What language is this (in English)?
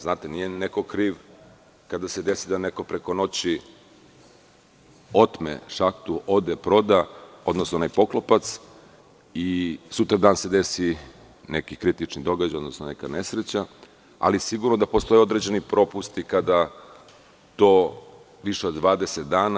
Serbian